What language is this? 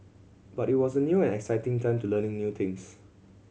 English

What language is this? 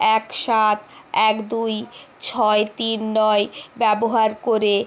Bangla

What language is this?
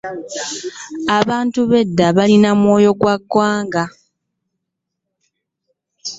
Ganda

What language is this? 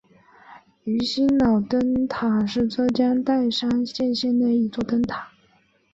Chinese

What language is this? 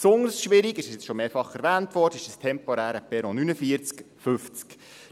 Swiss German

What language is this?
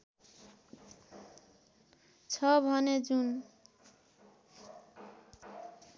Nepali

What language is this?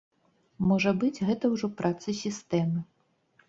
Belarusian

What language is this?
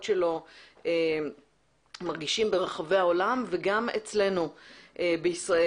Hebrew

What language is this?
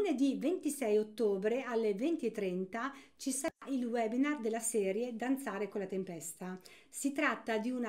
Italian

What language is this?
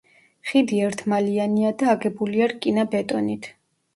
Georgian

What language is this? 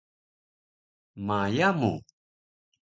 Taroko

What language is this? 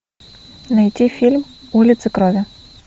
Russian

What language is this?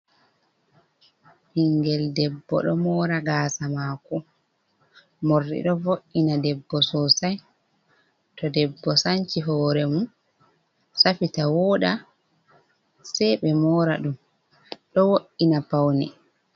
Fula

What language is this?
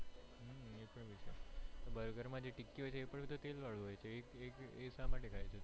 Gujarati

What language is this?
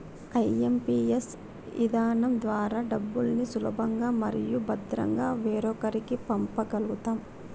Telugu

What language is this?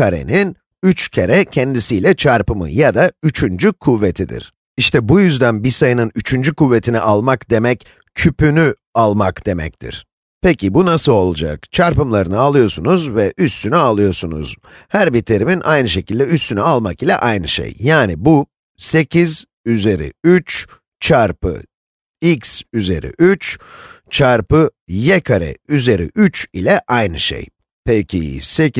Turkish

